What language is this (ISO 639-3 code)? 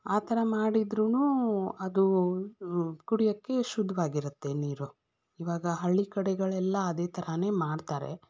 kan